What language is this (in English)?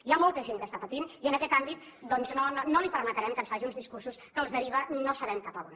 Catalan